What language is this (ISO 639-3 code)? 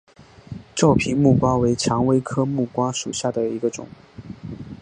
zho